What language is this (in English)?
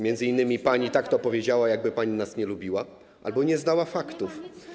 Polish